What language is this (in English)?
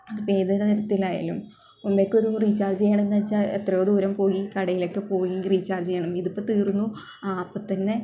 Malayalam